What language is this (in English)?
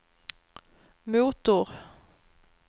Swedish